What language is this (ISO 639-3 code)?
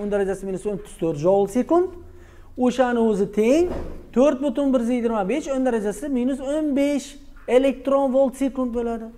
tur